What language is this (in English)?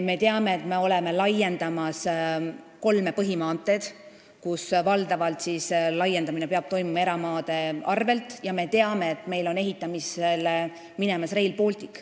Estonian